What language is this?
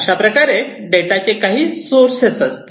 Marathi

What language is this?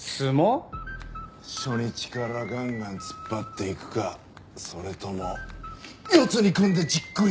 Japanese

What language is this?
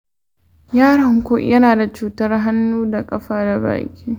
Hausa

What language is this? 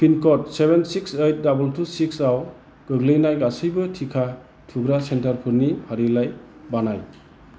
Bodo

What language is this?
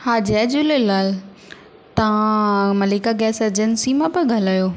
Sindhi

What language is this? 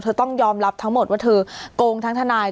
Thai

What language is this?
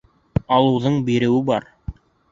Bashkir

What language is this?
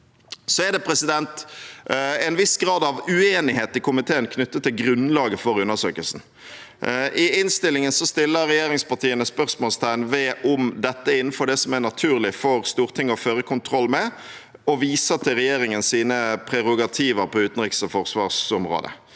Norwegian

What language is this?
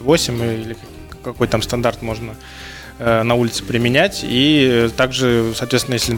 Russian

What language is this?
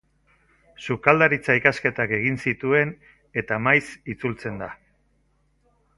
Basque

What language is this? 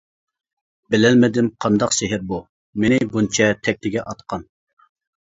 Uyghur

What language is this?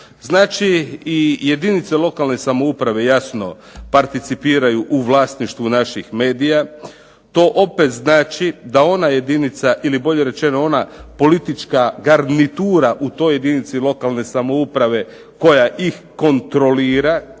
Croatian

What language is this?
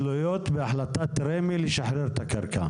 Hebrew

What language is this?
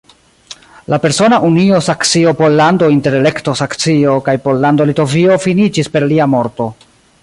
Esperanto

